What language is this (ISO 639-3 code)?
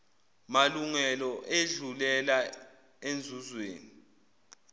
zul